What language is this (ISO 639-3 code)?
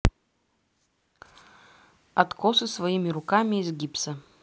rus